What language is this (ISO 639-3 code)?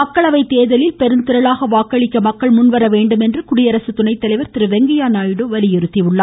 tam